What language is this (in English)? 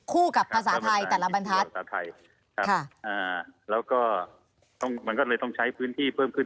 Thai